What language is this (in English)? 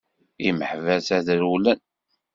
Kabyle